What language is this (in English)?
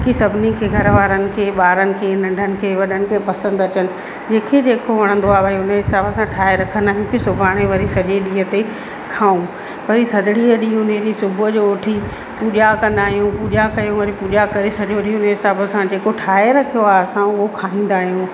Sindhi